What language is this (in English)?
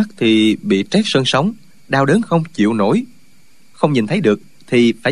Vietnamese